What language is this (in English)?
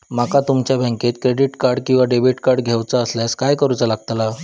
Marathi